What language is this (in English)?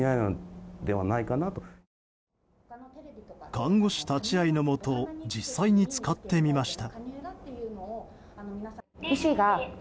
Japanese